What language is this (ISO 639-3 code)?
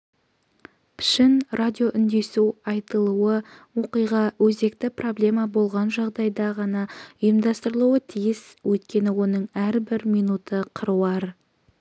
kaz